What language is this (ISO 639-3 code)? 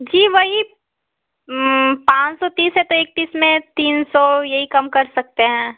hin